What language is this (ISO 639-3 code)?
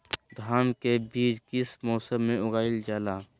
mag